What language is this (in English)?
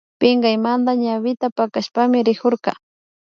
Imbabura Highland Quichua